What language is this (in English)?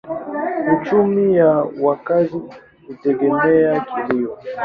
Swahili